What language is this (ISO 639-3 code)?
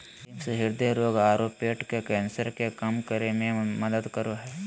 mag